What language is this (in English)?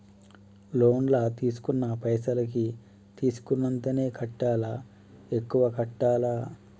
Telugu